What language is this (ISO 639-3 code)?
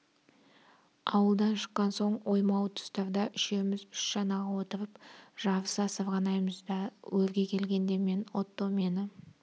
kaz